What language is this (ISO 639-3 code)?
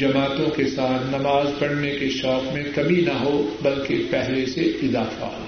urd